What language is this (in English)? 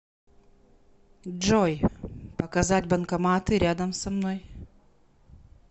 Russian